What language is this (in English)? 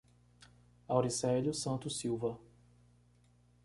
Portuguese